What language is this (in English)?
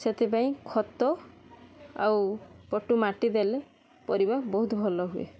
Odia